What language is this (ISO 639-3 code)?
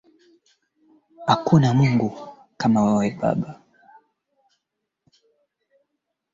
swa